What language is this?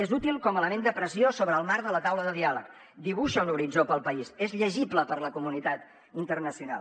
Catalan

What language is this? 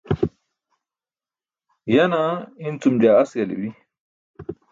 Burushaski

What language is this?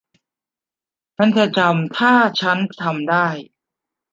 Thai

